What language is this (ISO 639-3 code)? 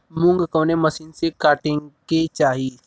bho